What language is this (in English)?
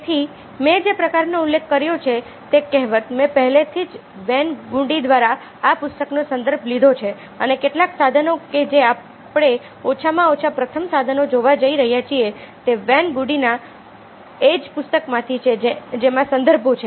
Gujarati